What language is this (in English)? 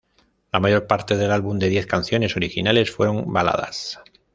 Spanish